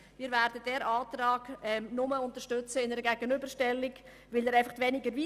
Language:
Swiss German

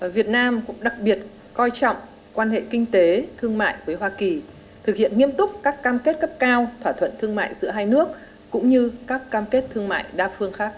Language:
Vietnamese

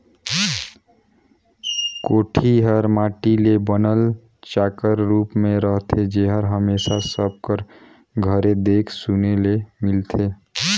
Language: Chhattisgarhi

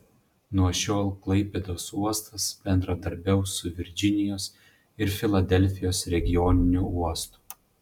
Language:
Lithuanian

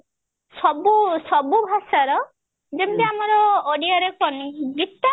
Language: Odia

